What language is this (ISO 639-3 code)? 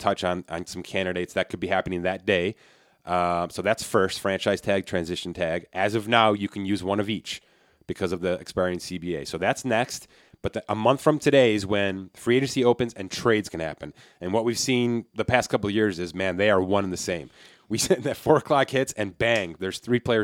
eng